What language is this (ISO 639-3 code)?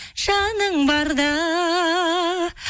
kaz